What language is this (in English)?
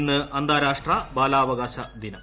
Malayalam